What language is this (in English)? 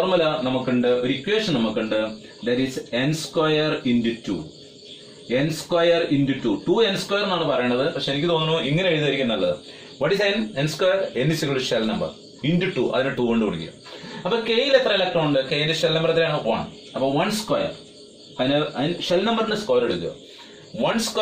Hindi